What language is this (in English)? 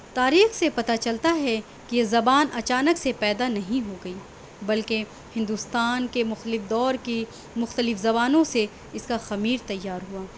Urdu